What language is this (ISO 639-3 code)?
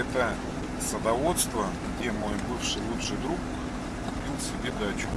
rus